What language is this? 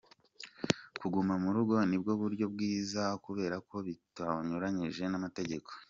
Kinyarwanda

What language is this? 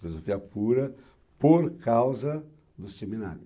Portuguese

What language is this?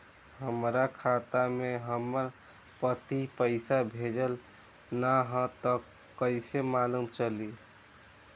Bhojpuri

